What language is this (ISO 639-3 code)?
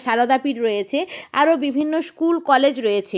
ben